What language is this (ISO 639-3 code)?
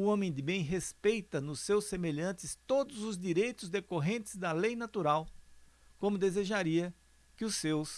por